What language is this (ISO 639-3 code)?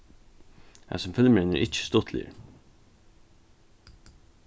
fao